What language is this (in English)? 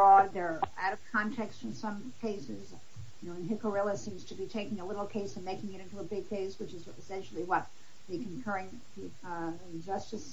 English